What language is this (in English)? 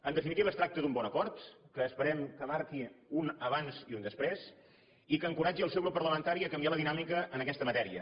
Catalan